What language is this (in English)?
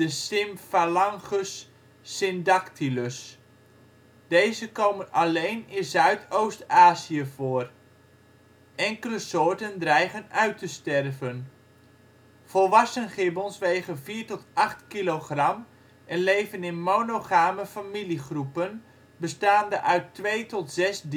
Dutch